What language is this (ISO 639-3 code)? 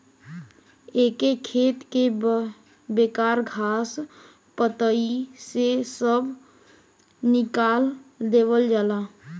bho